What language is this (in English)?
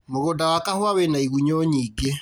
Kikuyu